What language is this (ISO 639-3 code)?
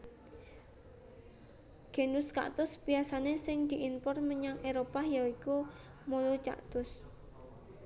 jav